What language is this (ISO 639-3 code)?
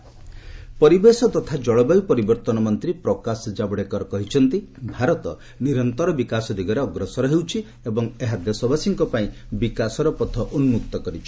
ori